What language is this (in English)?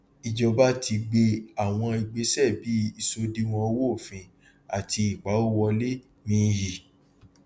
Yoruba